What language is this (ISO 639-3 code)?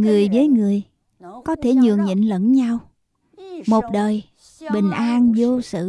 vie